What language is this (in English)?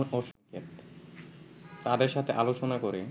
Bangla